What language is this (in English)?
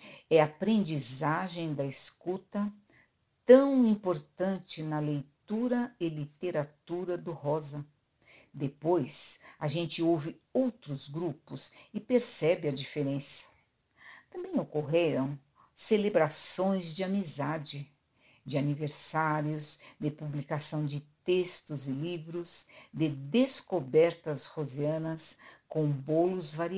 Portuguese